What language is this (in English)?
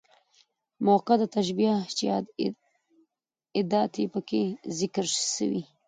Pashto